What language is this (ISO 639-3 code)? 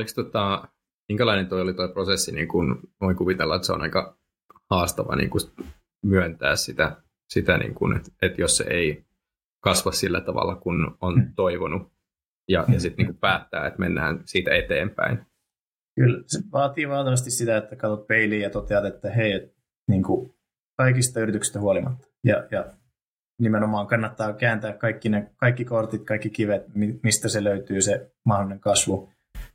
fin